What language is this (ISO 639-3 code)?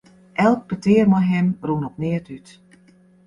fry